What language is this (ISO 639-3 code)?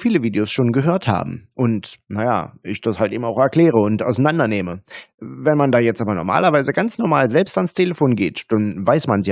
deu